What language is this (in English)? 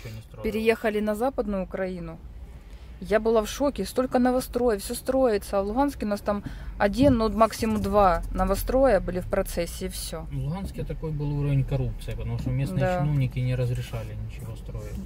Russian